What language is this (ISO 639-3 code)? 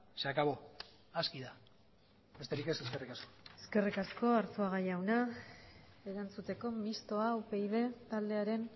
eus